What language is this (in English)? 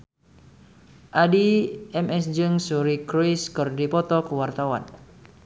Sundanese